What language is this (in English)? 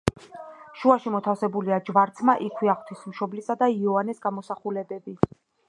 Georgian